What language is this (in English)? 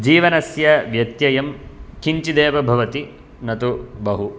Sanskrit